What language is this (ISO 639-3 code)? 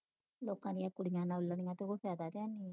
pan